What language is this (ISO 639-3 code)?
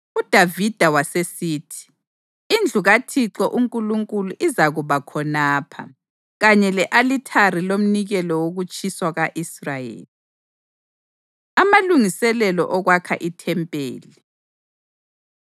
nde